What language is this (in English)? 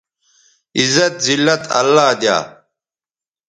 Bateri